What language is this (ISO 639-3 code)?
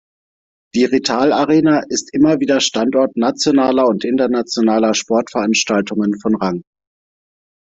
deu